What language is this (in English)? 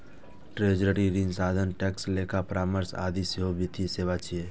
Maithili